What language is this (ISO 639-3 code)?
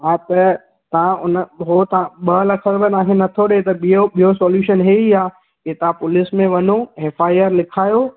snd